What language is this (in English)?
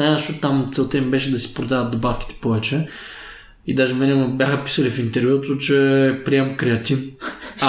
Bulgarian